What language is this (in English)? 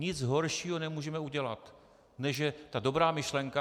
Czech